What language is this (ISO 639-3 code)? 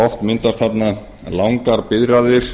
isl